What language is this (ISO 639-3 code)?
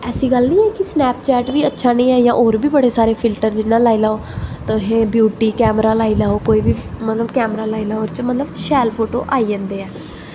doi